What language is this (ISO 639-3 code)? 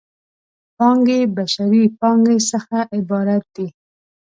pus